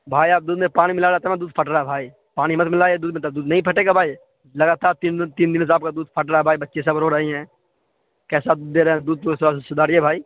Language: Urdu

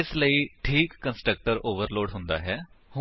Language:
Punjabi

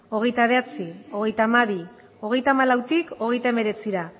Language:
Basque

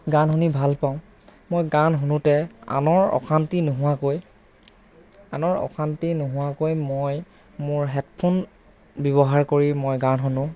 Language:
Assamese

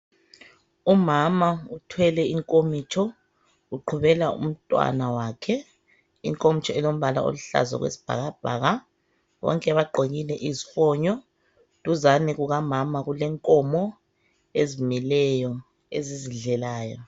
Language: North Ndebele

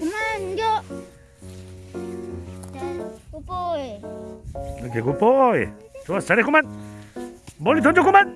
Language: Korean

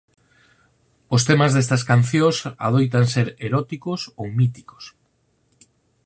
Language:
Galician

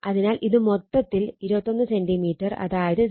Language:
Malayalam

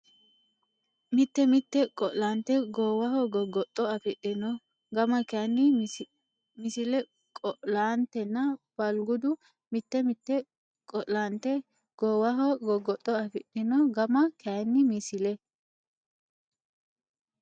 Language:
Sidamo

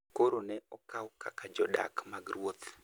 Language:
Luo (Kenya and Tanzania)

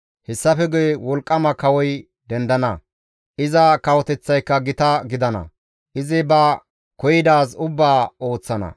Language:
Gamo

